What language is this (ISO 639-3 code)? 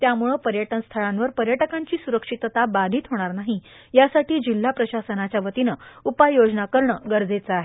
mar